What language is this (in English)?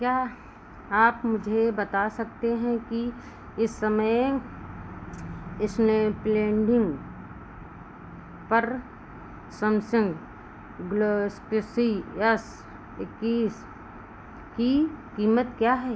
Hindi